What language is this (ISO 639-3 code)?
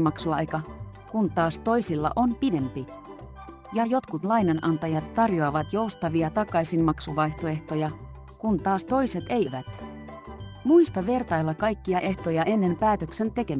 fin